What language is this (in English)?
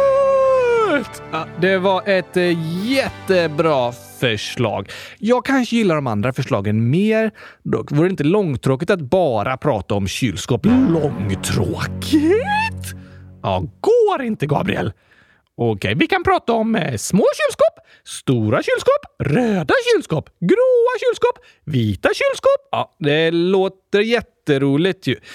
Swedish